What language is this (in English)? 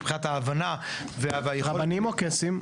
Hebrew